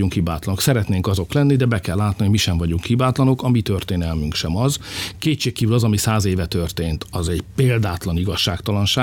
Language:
Hungarian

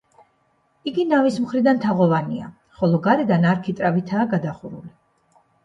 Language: Georgian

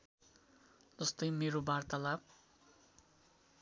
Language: Nepali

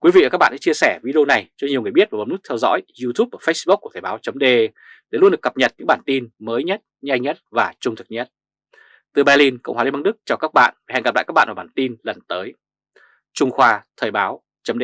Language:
Vietnamese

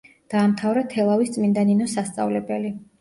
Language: Georgian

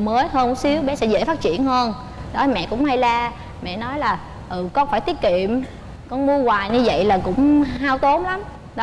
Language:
Vietnamese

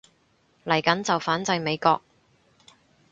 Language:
Cantonese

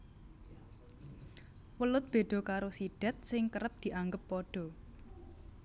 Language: Javanese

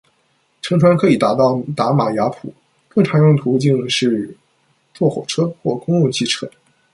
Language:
Chinese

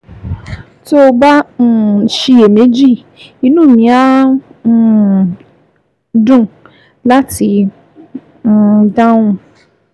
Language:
Yoruba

